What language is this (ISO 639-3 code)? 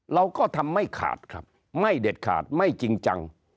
tha